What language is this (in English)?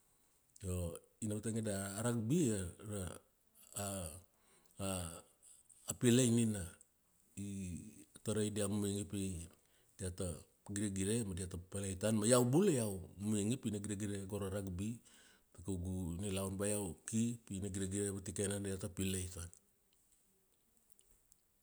Kuanua